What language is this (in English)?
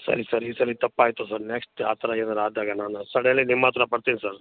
Kannada